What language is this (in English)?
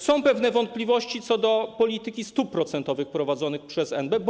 Polish